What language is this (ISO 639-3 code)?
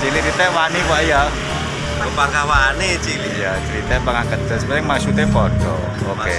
ind